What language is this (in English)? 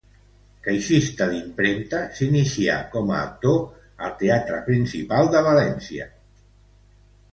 Catalan